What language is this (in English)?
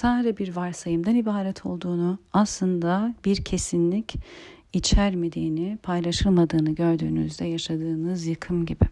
Turkish